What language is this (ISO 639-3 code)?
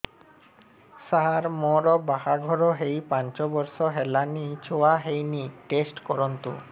ori